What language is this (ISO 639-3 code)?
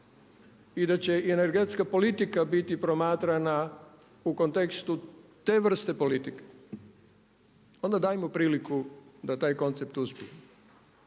hrv